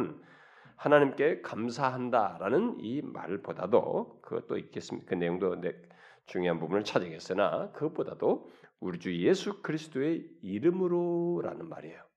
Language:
Korean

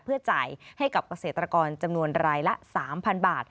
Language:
Thai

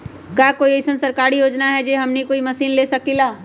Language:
Magahi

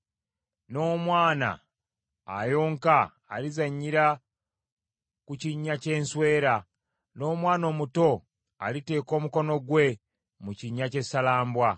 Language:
Ganda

